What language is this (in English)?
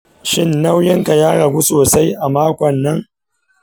Hausa